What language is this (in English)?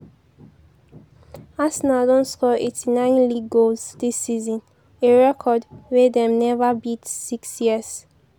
Nigerian Pidgin